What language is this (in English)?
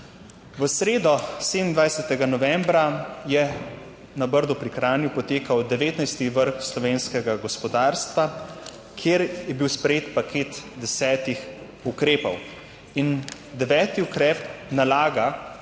Slovenian